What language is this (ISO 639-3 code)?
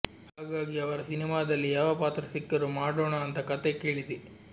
kan